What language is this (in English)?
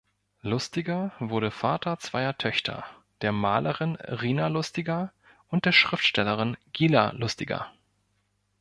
German